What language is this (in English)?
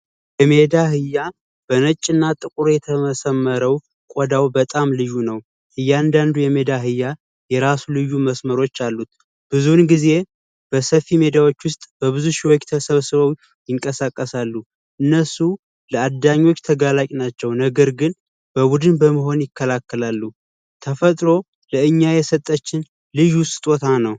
Amharic